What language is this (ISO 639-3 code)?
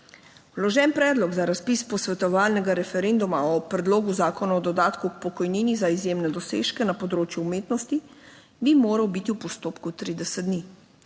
slv